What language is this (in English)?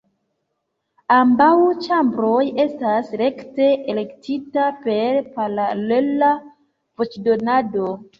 Esperanto